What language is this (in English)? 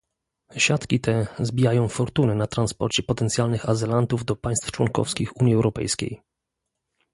Polish